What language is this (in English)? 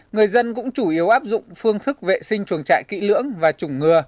Vietnamese